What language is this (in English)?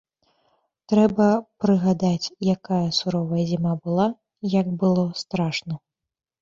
Belarusian